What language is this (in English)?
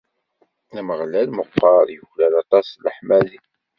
Kabyle